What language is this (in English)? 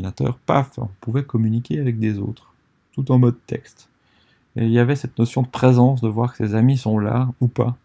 French